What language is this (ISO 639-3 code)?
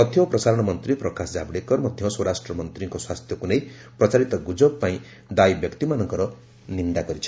ori